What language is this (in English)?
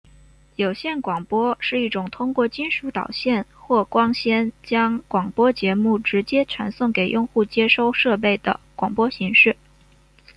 Chinese